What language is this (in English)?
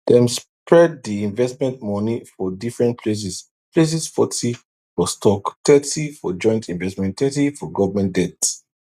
Nigerian Pidgin